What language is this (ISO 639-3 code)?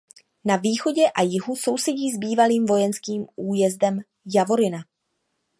ces